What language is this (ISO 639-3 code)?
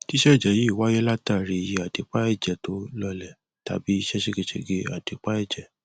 yor